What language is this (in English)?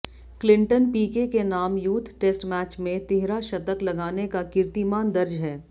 Hindi